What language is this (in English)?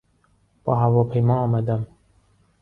Persian